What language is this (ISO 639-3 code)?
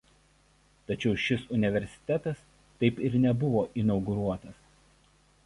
lit